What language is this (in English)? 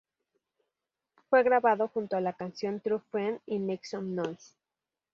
Spanish